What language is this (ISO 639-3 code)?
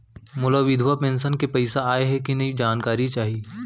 hne